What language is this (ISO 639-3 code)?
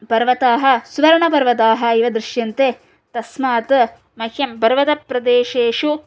san